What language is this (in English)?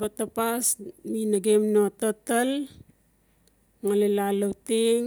Notsi